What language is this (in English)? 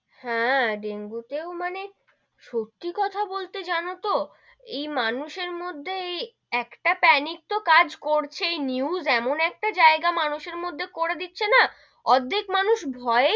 Bangla